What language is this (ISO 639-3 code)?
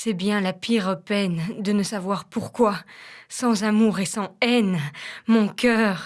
fra